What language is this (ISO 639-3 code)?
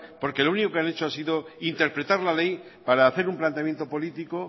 spa